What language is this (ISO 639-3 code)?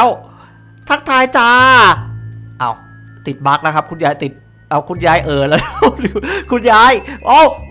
tha